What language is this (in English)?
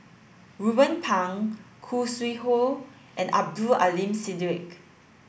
English